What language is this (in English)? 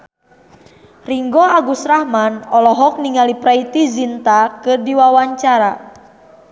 Sundanese